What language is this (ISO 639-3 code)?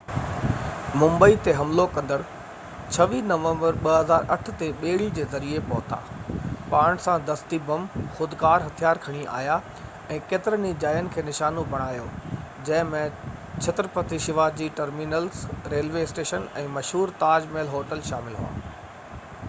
snd